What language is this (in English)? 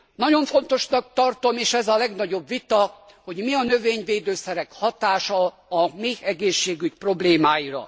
Hungarian